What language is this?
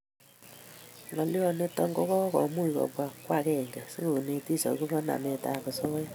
Kalenjin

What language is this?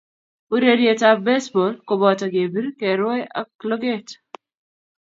Kalenjin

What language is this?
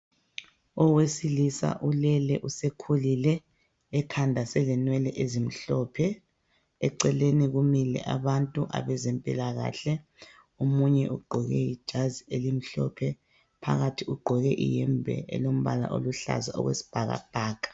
North Ndebele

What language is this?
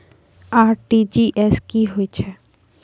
Maithili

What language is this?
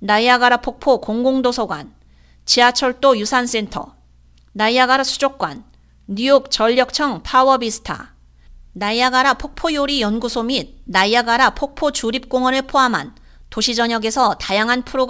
Korean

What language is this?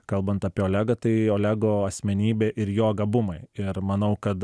Lithuanian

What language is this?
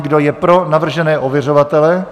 Czech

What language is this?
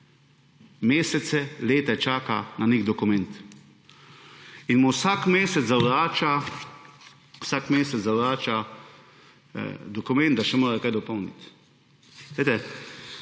Slovenian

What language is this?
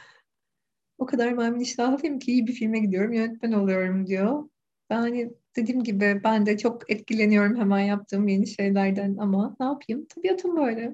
Turkish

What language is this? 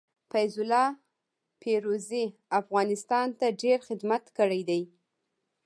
Pashto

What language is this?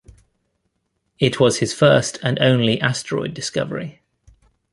English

